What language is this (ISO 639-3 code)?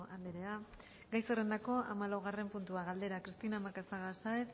eus